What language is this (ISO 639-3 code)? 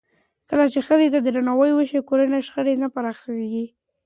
pus